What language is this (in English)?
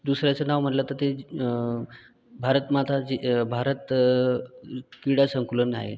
Marathi